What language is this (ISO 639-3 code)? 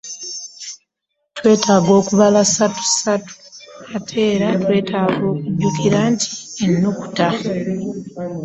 lug